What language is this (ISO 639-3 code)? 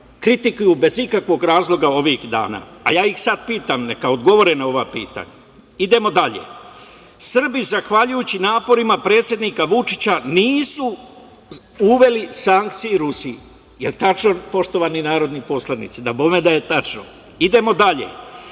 srp